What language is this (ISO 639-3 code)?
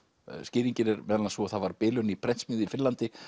isl